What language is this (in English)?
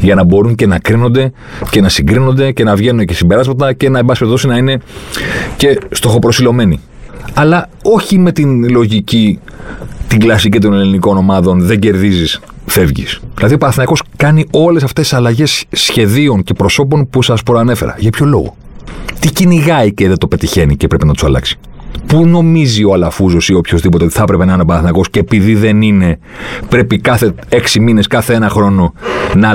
Greek